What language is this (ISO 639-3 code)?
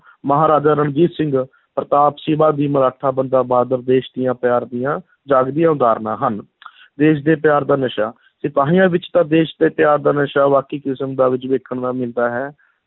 pan